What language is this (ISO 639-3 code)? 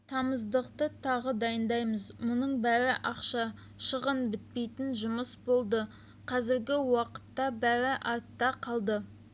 kaz